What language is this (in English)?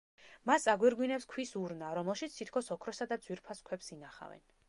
Georgian